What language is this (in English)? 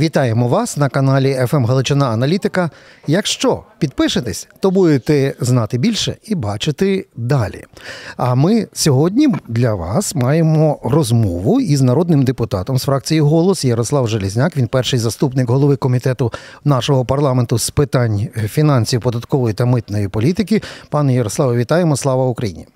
Ukrainian